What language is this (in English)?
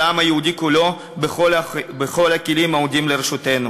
Hebrew